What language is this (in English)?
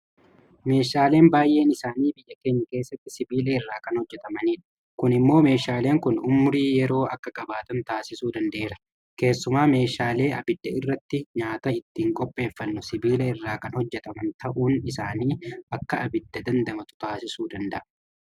Oromo